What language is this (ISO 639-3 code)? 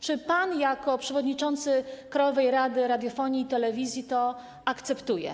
pol